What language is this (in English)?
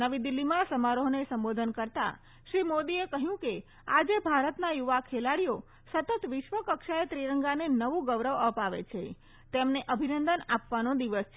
Gujarati